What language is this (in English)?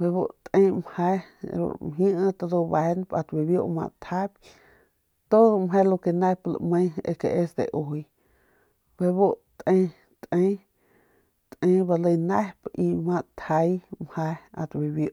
Northern Pame